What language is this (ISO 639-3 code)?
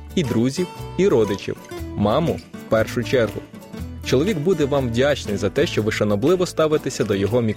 ukr